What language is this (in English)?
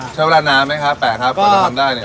Thai